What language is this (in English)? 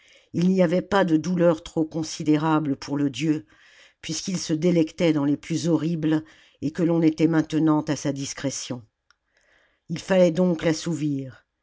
French